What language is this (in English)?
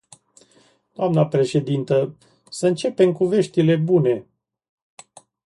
Romanian